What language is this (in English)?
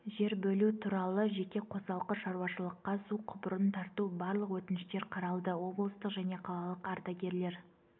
Kazakh